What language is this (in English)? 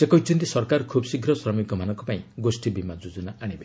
Odia